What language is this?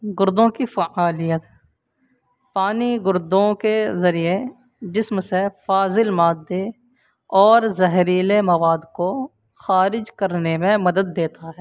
Urdu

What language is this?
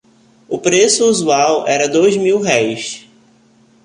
Portuguese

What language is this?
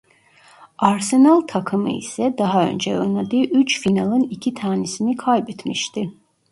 Turkish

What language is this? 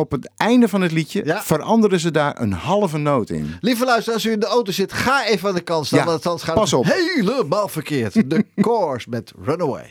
Dutch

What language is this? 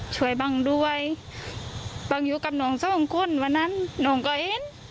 Thai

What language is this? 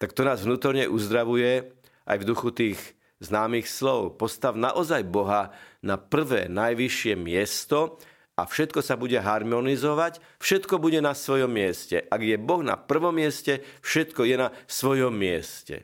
Slovak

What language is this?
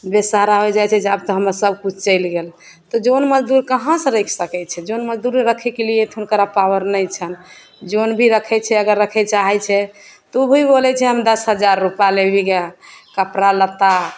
Maithili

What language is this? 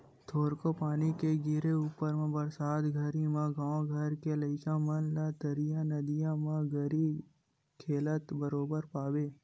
Chhattisgarhi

